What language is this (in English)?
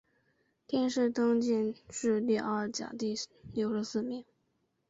Chinese